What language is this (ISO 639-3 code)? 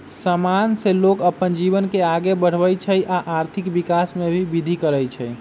mag